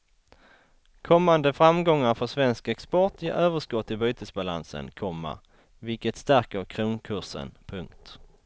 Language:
Swedish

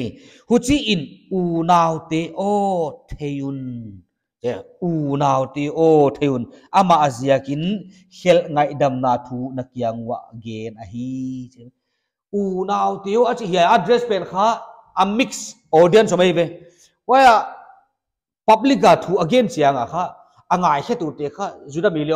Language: Indonesian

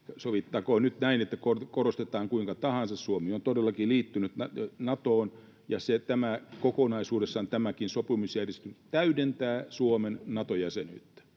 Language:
Finnish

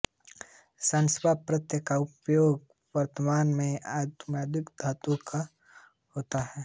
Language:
Hindi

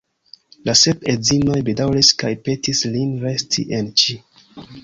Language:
Esperanto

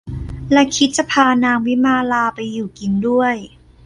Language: Thai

